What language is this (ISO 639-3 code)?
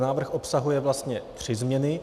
ces